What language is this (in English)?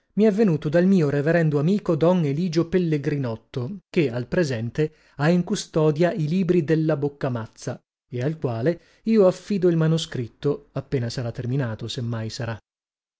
Italian